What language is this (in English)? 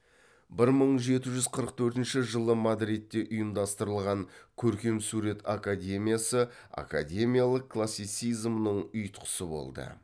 Kazakh